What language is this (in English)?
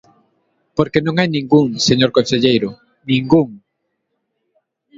Galician